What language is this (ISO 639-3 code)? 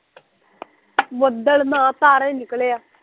pan